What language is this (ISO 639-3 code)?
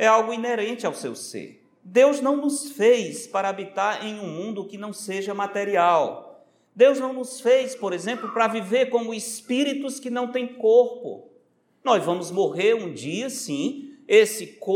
por